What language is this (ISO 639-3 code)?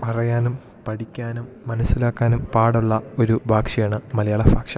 mal